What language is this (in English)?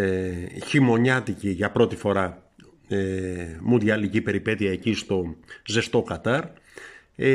Greek